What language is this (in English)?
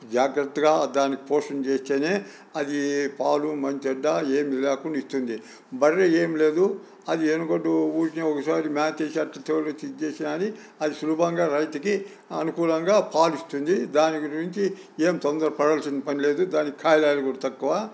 Telugu